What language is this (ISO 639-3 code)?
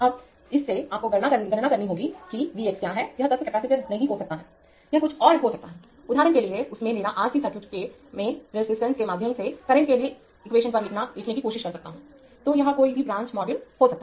hin